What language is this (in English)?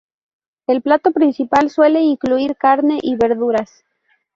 Spanish